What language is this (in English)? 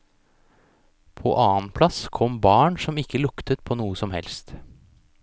Norwegian